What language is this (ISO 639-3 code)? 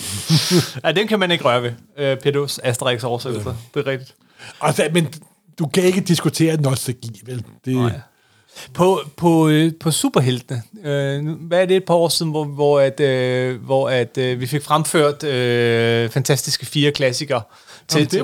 dan